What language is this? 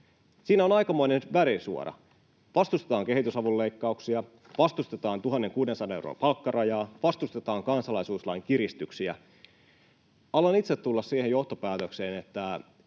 Finnish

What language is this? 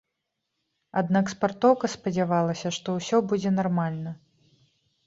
Belarusian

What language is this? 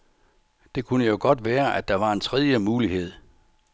Danish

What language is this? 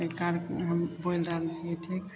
Maithili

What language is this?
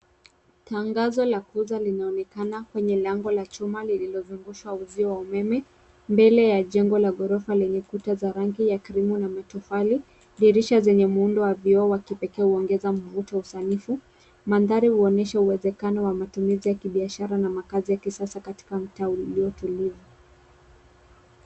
Swahili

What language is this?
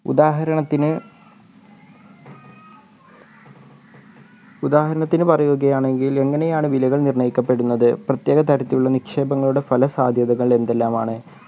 Malayalam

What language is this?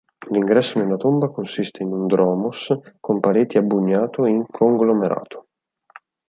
Italian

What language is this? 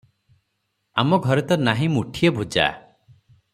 Odia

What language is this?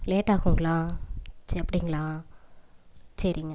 Tamil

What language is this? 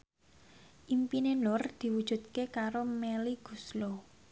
Javanese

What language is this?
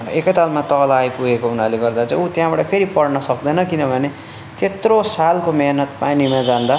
Nepali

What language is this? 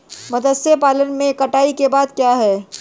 Hindi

